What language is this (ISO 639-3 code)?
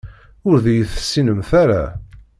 kab